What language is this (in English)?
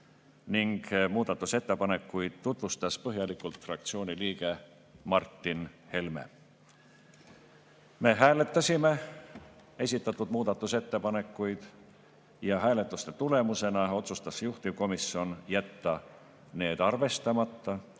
Estonian